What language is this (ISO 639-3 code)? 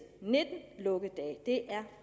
dan